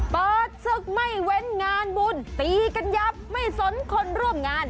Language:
Thai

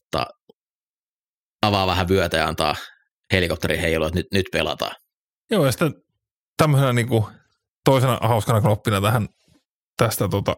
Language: Finnish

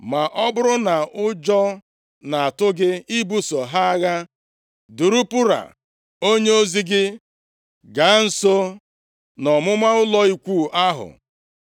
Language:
Igbo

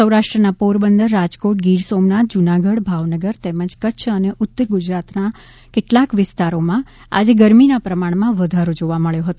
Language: Gujarati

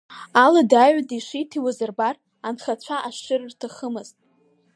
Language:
Abkhazian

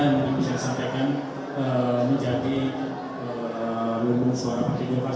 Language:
Indonesian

